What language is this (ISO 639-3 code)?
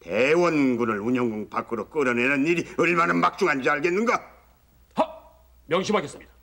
kor